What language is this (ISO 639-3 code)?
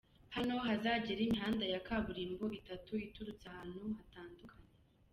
kin